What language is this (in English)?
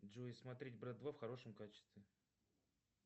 Russian